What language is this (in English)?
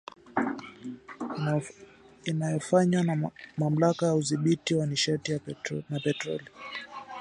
Swahili